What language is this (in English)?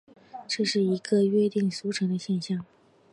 Chinese